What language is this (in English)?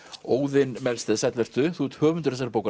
Icelandic